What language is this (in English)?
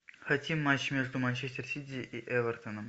Russian